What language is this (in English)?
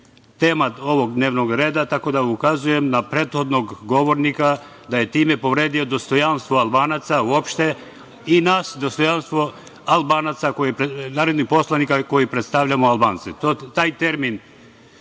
Serbian